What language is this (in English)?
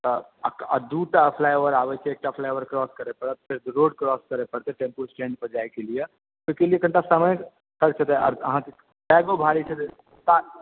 Maithili